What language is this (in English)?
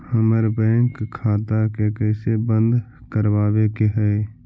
Magahi